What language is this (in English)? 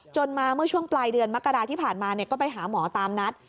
Thai